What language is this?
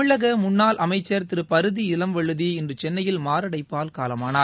Tamil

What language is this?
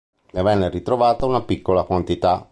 Italian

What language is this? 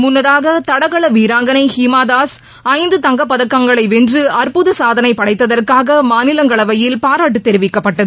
Tamil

